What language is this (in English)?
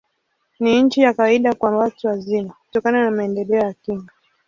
Swahili